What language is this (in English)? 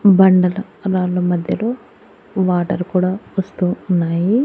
Telugu